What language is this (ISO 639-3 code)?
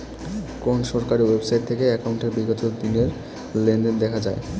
ben